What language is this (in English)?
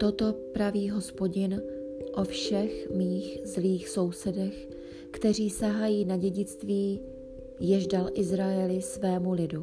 Czech